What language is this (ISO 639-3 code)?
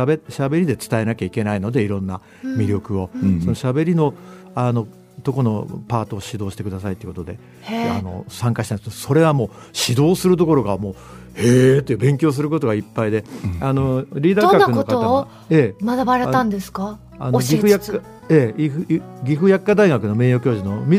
jpn